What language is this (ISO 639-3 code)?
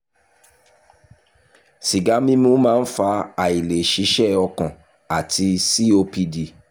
yor